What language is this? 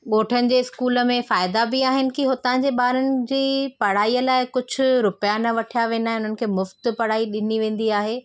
Sindhi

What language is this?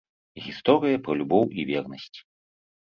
Belarusian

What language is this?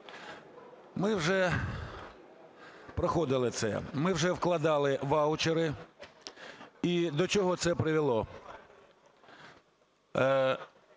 Ukrainian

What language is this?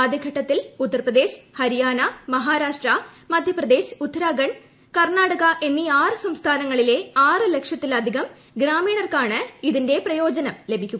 Malayalam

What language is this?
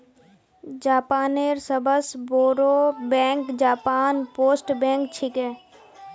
Magahi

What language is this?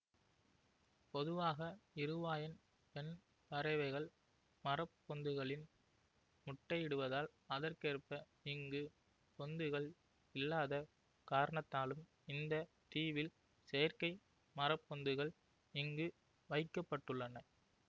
Tamil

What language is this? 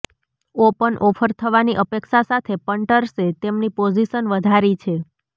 Gujarati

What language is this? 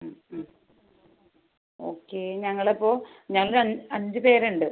Malayalam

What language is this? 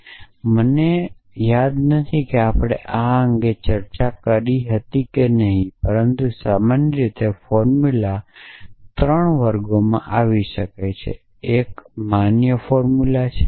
Gujarati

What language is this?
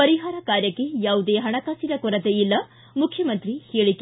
Kannada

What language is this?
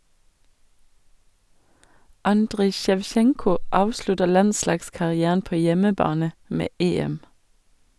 Norwegian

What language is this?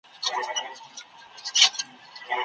Pashto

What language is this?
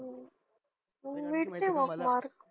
Marathi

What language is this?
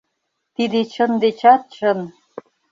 Mari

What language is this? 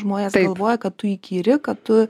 Lithuanian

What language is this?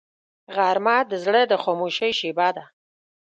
Pashto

